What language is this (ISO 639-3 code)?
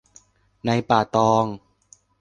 tha